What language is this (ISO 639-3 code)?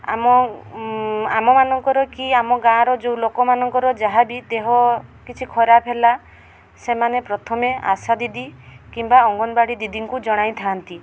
ori